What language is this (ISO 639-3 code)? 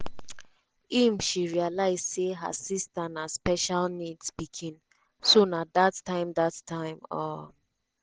pcm